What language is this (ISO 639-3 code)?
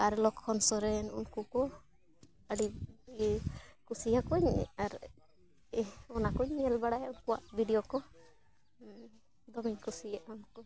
sat